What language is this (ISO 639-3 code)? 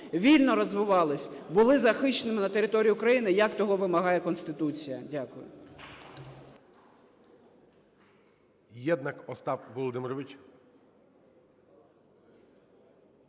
ukr